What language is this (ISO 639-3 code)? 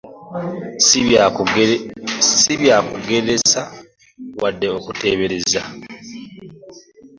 lug